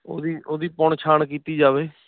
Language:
Punjabi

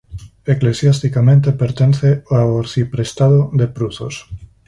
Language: Galician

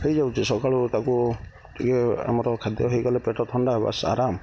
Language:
Odia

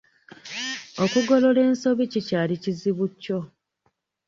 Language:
Ganda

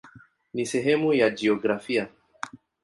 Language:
Swahili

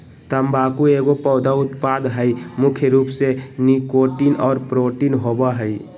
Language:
Magahi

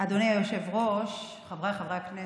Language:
Hebrew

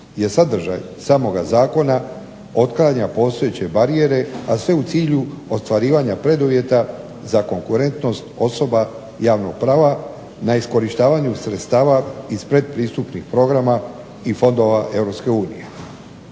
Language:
Croatian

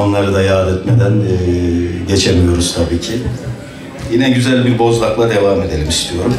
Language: Turkish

